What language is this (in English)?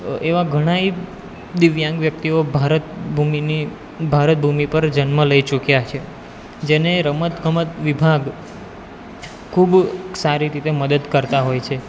Gujarati